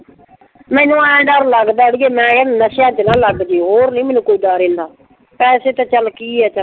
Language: Punjabi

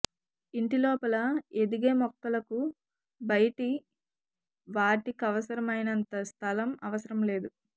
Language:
Telugu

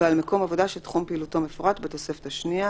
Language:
Hebrew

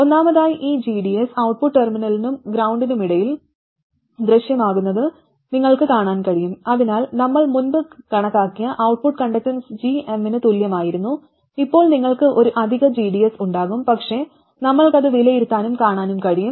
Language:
Malayalam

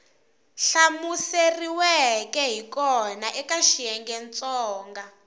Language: Tsonga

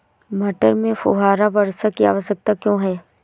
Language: Hindi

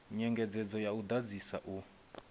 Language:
Venda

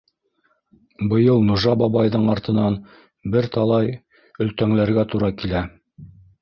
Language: Bashkir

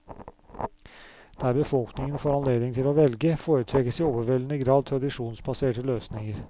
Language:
Norwegian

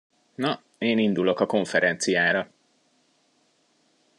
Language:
Hungarian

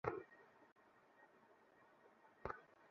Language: Bangla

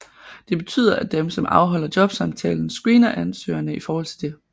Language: Danish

